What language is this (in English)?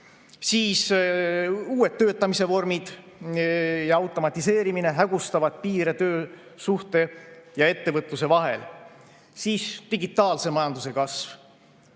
Estonian